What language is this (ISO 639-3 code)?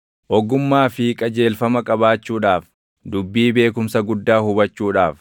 orm